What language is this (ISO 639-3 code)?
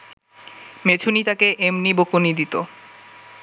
ben